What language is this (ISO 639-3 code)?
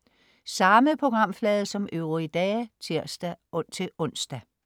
dan